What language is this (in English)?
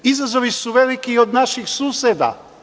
Serbian